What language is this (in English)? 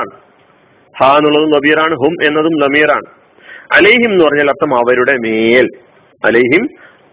Malayalam